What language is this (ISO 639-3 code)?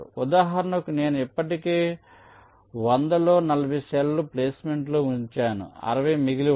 tel